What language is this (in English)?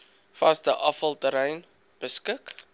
Afrikaans